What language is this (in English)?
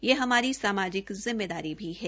Hindi